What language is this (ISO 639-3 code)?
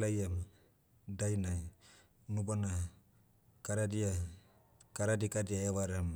meu